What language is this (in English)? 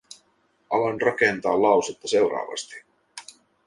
Finnish